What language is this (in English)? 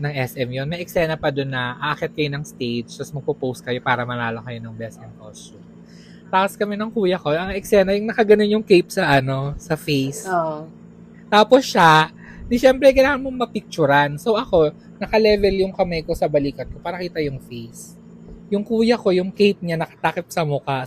Filipino